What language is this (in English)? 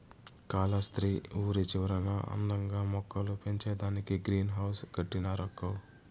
Telugu